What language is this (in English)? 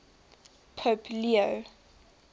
English